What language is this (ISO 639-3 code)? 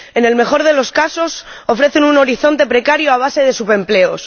spa